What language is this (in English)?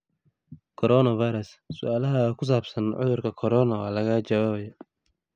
Somali